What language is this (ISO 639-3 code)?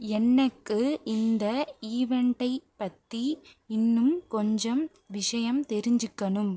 tam